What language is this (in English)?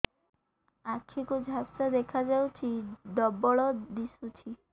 Odia